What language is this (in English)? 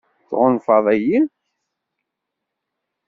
Kabyle